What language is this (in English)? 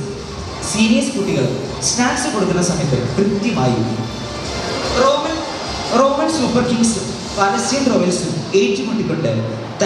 Malayalam